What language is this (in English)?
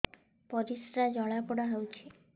Odia